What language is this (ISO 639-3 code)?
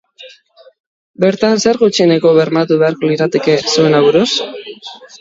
eus